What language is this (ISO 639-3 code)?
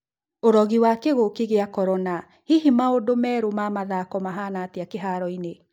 kik